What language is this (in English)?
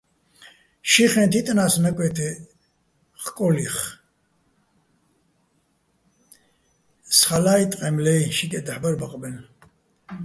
Bats